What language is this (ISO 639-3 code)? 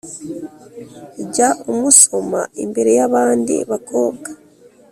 kin